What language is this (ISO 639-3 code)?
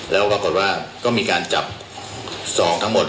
tha